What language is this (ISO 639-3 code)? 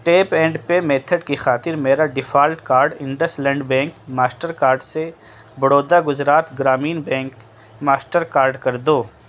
urd